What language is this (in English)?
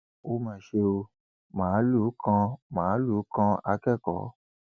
Yoruba